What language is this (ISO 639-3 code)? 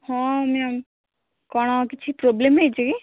ori